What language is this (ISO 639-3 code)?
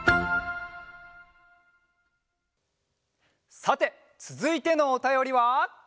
jpn